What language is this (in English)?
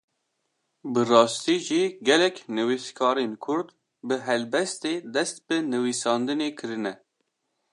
Kurdish